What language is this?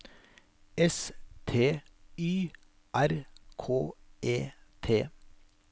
Norwegian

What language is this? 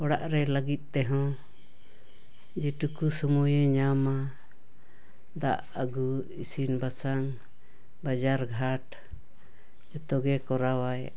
Santali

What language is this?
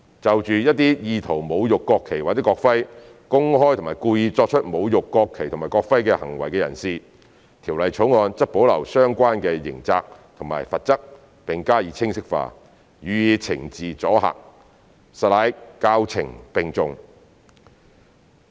Cantonese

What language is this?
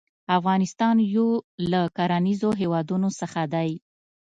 Pashto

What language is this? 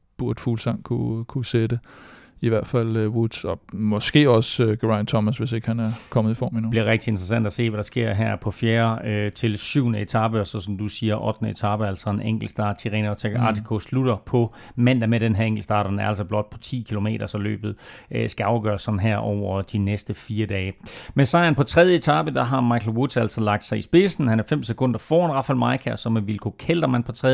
Danish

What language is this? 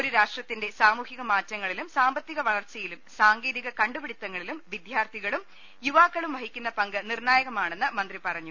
Malayalam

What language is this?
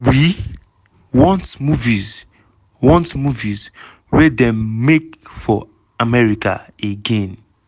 Nigerian Pidgin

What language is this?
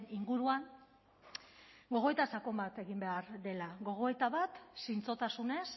Basque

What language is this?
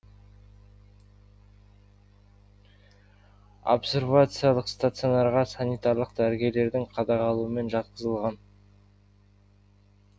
Kazakh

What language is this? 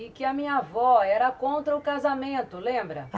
Portuguese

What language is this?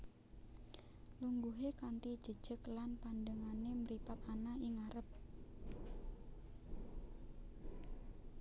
Javanese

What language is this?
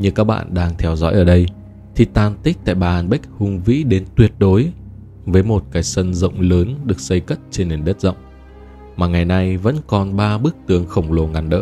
Vietnamese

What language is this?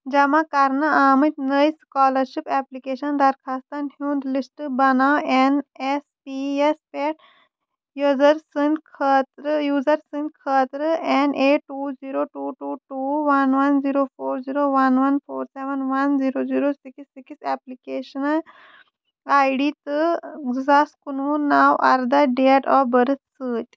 Kashmiri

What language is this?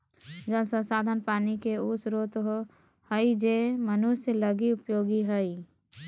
Magahi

